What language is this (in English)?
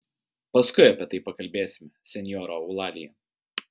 Lithuanian